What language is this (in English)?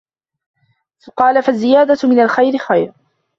Arabic